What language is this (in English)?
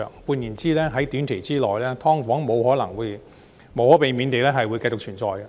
Cantonese